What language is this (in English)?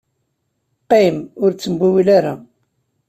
Kabyle